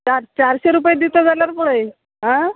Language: Konkani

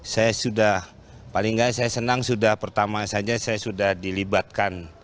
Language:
Indonesian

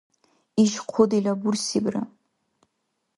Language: Dargwa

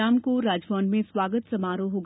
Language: Hindi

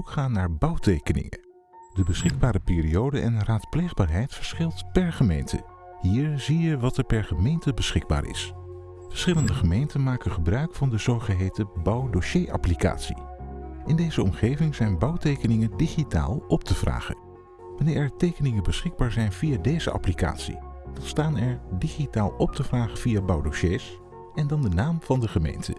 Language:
Dutch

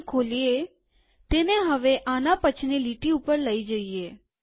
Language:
Gujarati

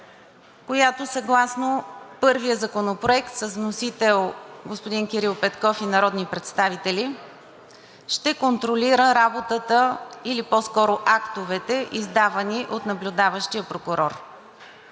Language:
Bulgarian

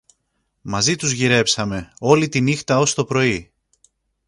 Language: Greek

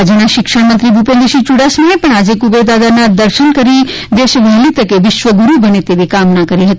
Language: Gujarati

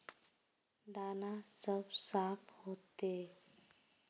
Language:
Magahi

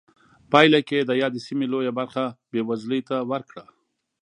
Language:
Pashto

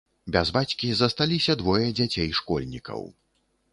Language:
Belarusian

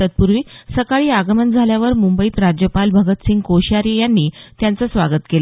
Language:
Marathi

